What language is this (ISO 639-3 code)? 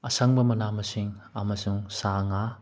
mni